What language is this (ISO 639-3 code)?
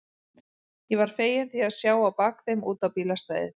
isl